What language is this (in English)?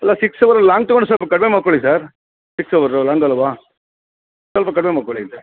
Kannada